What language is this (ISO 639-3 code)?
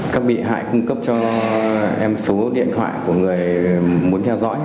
vie